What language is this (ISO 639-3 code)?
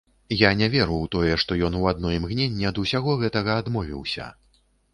bel